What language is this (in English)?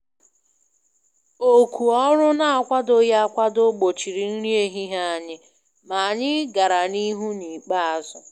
Igbo